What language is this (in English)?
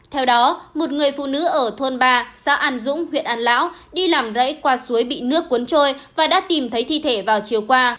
Vietnamese